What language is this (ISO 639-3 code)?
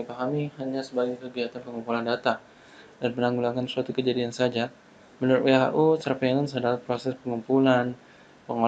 ind